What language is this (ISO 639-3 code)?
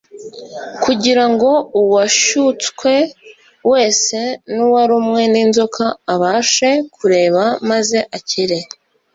kin